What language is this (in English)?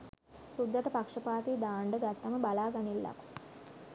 Sinhala